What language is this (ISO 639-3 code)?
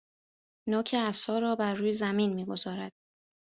fas